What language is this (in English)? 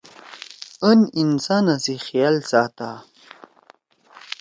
Torwali